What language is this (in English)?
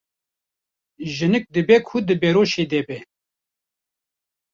Kurdish